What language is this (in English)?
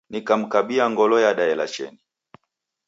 Taita